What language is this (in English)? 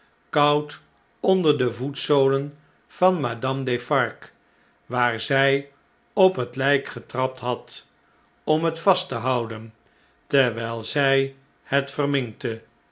Dutch